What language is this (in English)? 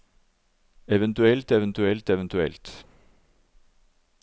Norwegian